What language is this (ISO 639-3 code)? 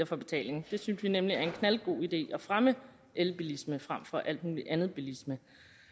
dan